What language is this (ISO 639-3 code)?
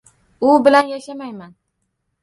uzb